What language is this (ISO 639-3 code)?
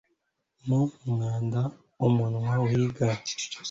kin